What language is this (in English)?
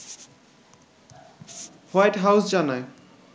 Bangla